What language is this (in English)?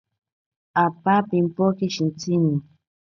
Ashéninka Perené